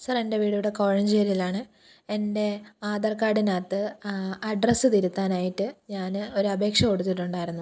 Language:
Malayalam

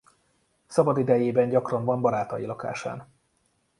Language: Hungarian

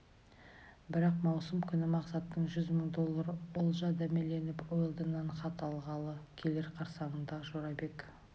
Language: Kazakh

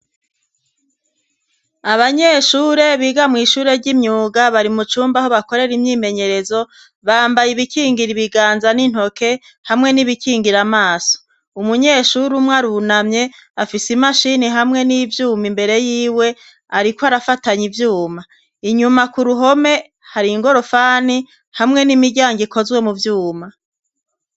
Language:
Rundi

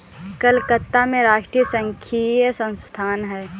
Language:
Hindi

